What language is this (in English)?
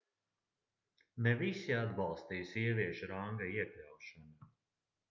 Latvian